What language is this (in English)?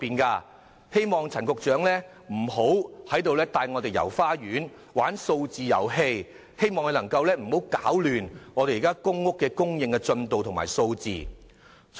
Cantonese